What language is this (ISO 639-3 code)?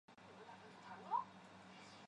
zho